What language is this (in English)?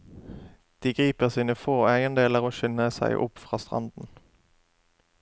Norwegian